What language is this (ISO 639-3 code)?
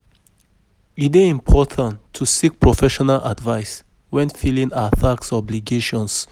pcm